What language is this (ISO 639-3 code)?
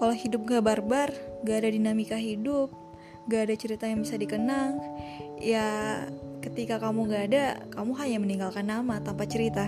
ind